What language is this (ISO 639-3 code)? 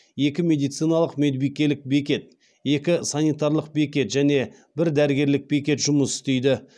kaz